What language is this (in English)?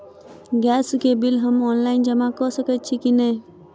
Maithili